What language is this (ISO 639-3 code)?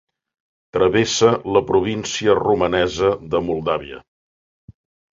cat